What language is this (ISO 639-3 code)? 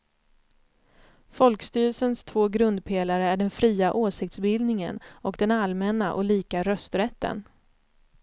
swe